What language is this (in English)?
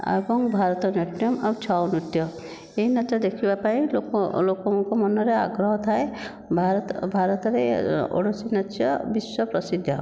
Odia